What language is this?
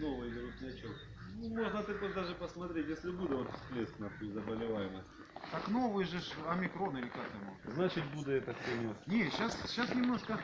Russian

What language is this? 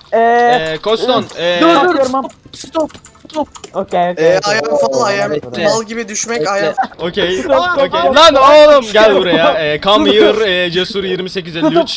Turkish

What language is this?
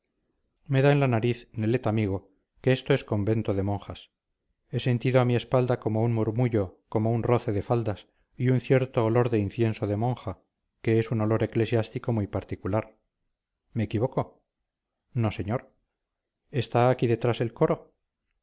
Spanish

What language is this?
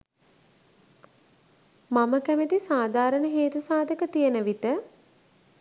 Sinhala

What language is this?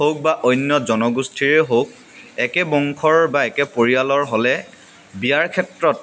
Assamese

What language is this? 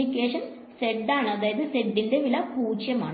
Malayalam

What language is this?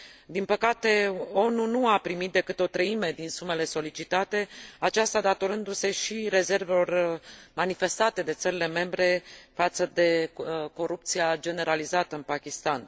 Romanian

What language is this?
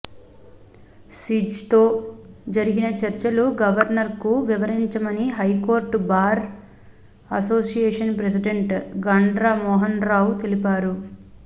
Telugu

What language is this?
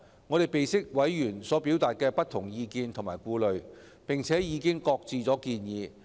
Cantonese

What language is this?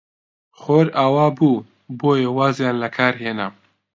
Central Kurdish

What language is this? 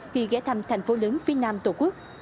Vietnamese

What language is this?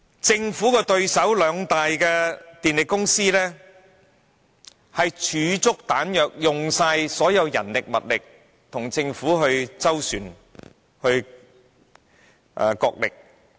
Cantonese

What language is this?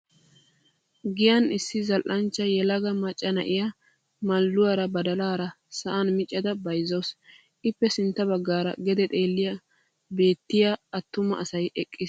Wolaytta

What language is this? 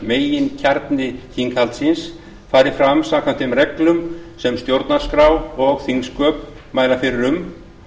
Icelandic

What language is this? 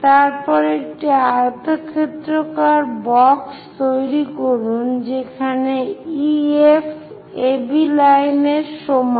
Bangla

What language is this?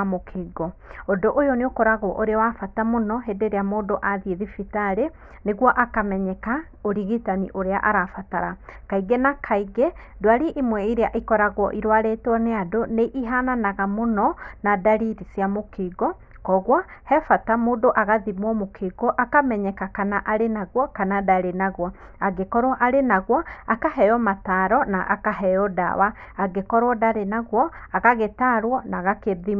Kikuyu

